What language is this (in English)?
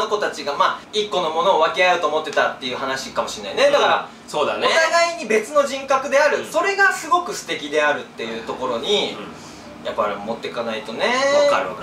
Japanese